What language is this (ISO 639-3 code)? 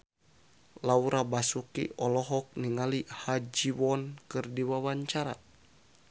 sun